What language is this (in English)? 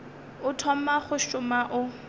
Northern Sotho